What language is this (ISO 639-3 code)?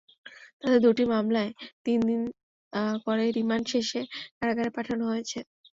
ben